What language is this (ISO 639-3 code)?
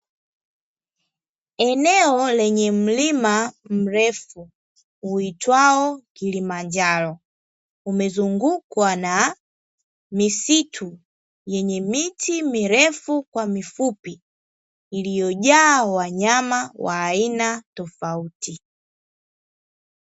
swa